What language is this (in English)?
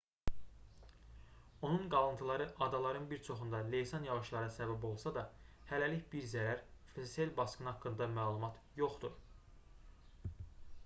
Azerbaijani